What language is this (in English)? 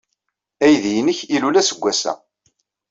Kabyle